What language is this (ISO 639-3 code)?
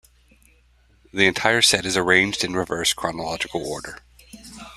eng